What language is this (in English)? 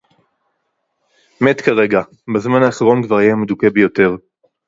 Hebrew